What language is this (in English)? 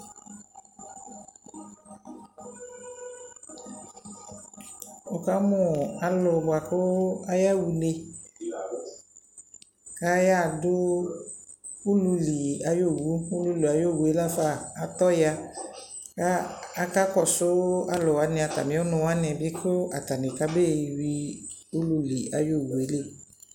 Ikposo